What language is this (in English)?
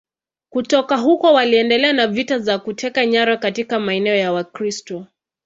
Swahili